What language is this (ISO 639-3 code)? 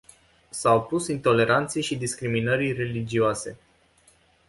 ron